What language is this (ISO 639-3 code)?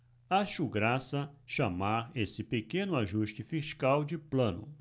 por